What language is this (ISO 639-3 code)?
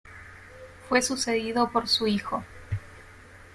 spa